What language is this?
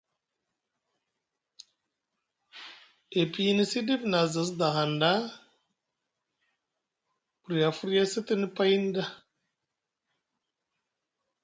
Musgu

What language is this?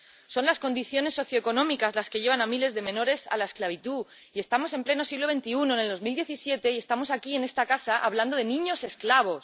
Spanish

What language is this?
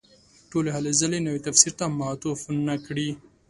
Pashto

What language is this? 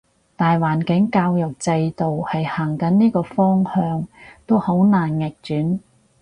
Cantonese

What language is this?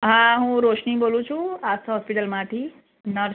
Gujarati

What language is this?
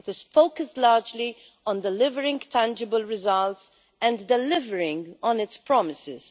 English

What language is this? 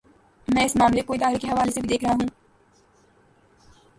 Urdu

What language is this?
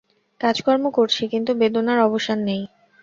Bangla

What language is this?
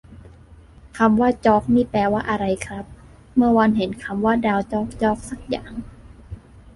Thai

